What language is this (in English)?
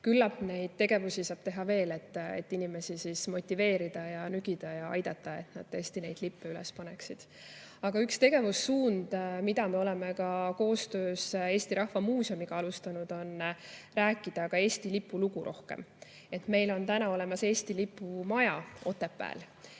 Estonian